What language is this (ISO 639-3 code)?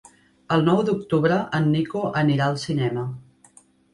cat